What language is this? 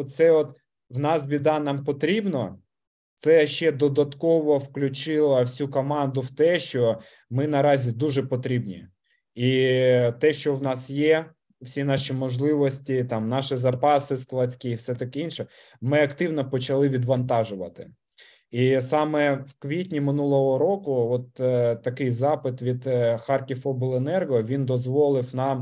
Ukrainian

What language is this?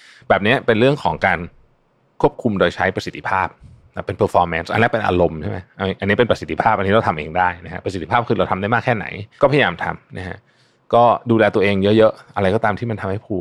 Thai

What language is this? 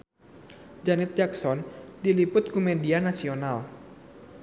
Sundanese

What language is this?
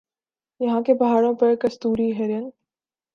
Urdu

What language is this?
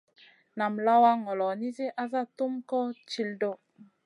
Masana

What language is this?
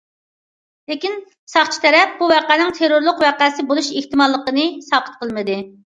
Uyghur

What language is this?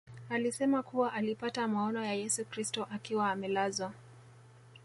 Swahili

